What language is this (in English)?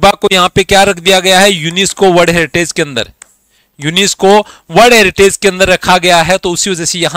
Hindi